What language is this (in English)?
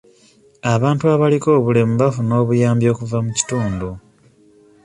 Ganda